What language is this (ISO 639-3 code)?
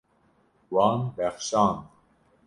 kur